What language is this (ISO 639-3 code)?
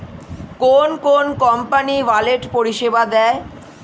ben